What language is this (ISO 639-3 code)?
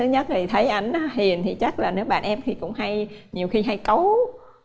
vie